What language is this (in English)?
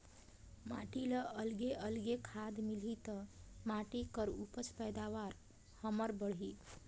Chhattisgarhi